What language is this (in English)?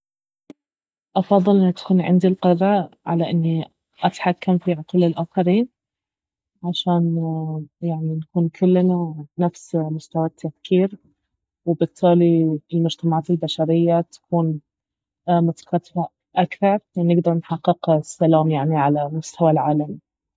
Baharna Arabic